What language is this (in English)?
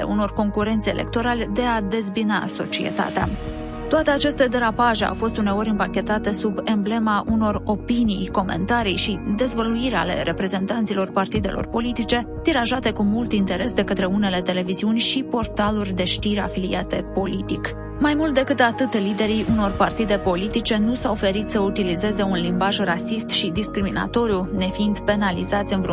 Romanian